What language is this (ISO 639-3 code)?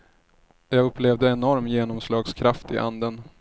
swe